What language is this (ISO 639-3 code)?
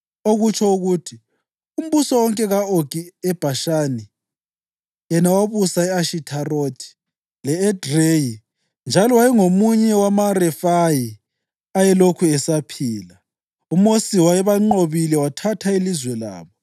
nde